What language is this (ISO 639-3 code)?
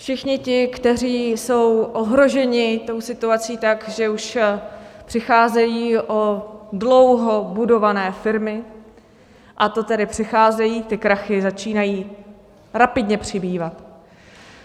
ces